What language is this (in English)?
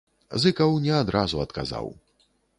Belarusian